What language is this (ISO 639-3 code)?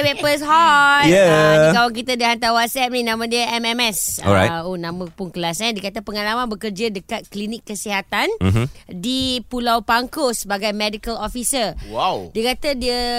msa